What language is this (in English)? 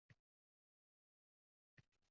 Uzbek